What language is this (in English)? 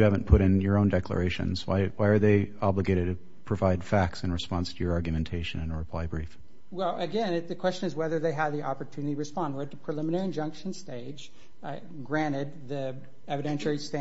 English